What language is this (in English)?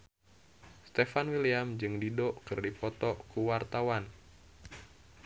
Sundanese